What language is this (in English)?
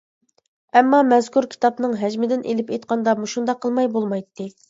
Uyghur